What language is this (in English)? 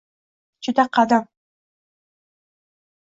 Uzbek